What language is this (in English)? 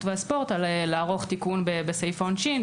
Hebrew